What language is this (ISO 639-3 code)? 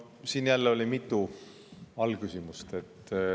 est